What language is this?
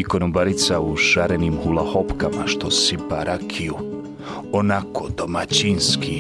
Croatian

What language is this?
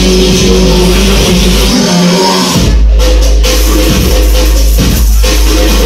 Spanish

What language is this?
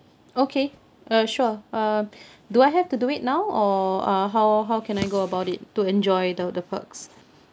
English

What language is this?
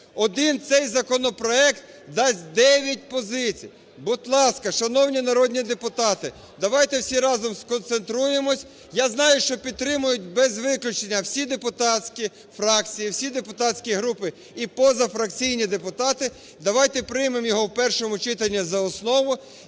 Ukrainian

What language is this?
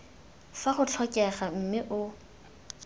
Tswana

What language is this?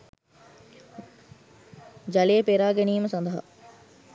Sinhala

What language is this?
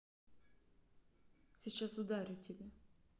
Russian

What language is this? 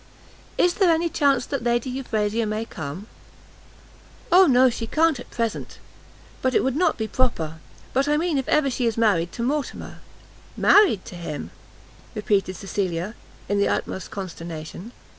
English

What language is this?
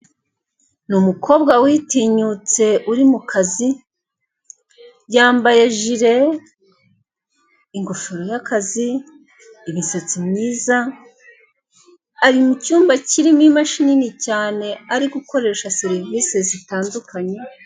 Kinyarwanda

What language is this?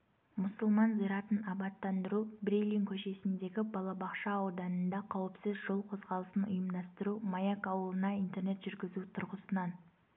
Kazakh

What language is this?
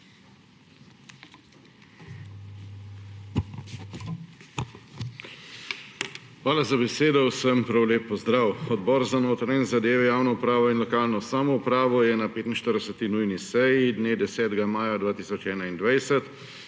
Slovenian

